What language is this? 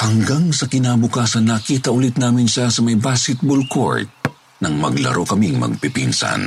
Filipino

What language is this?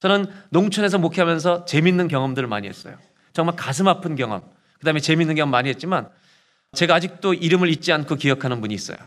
Korean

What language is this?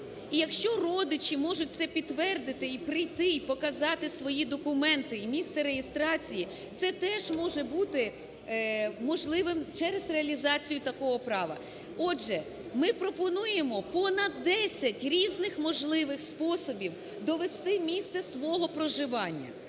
Ukrainian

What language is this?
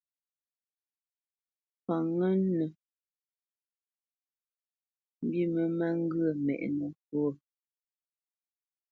Bamenyam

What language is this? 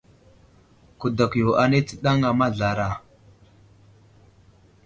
Wuzlam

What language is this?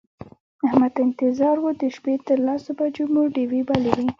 Pashto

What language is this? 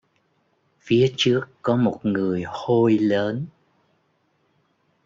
Vietnamese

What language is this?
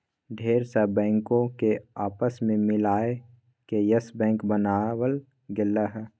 Magahi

